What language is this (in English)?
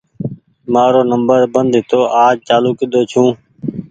Goaria